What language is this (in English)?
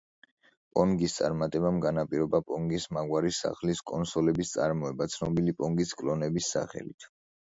Georgian